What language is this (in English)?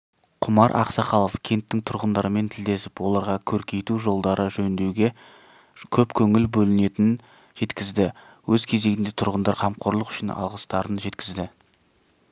Kazakh